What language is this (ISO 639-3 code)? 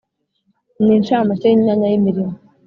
kin